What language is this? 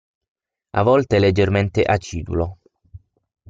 Italian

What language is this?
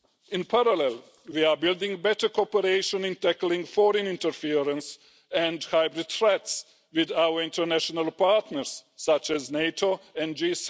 English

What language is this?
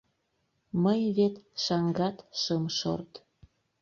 Mari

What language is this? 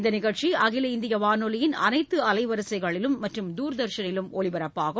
Tamil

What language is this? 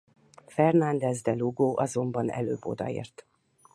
Hungarian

